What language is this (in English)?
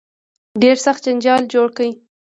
Pashto